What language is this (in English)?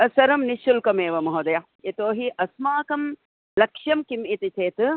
Sanskrit